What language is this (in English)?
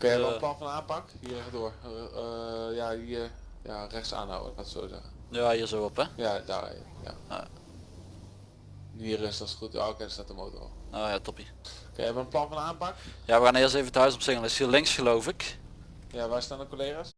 Dutch